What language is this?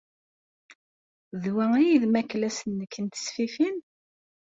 Kabyle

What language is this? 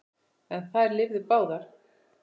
Icelandic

